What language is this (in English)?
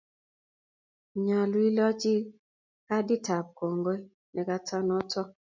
Kalenjin